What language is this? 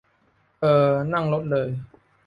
Thai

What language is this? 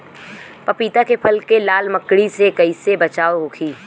Bhojpuri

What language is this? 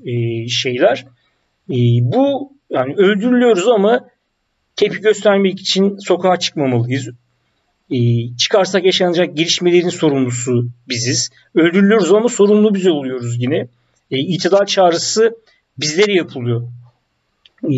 Turkish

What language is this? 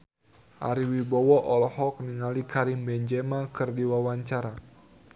Sundanese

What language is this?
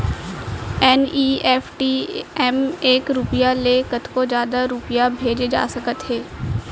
Chhattisgarhi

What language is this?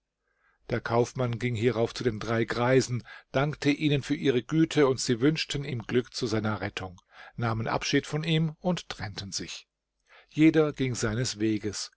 German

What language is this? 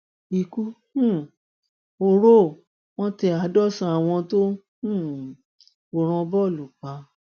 Yoruba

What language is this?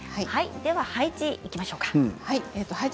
Japanese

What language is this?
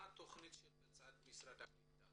Hebrew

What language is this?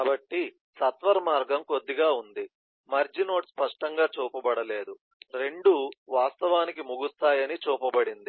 Telugu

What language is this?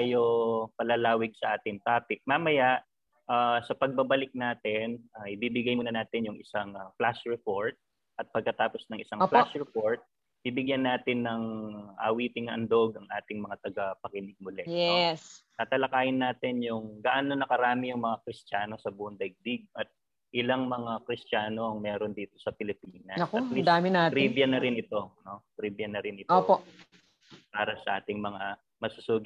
Filipino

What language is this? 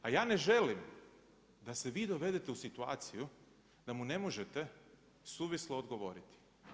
Croatian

